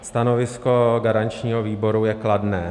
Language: Czech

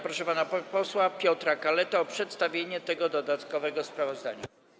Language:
Polish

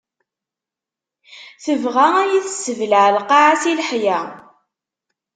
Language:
Kabyle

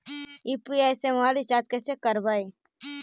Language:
Magahi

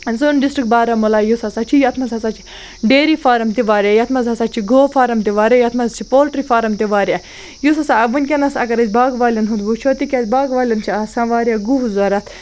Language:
Kashmiri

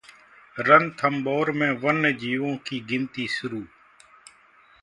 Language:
Hindi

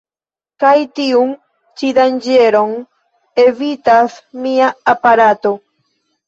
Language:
Esperanto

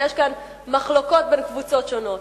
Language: Hebrew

